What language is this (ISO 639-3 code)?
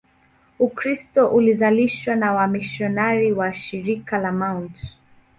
swa